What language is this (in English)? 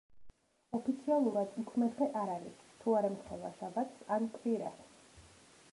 Georgian